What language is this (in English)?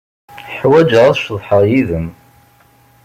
Kabyle